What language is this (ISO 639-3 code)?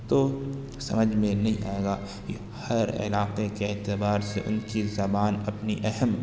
urd